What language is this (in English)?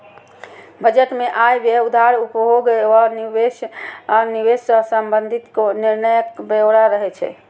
Maithili